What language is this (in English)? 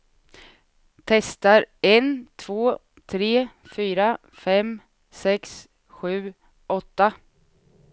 Swedish